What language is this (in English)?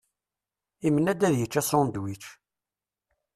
Kabyle